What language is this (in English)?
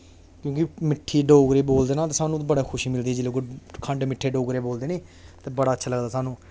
Dogri